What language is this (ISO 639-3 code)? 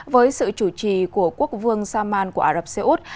vie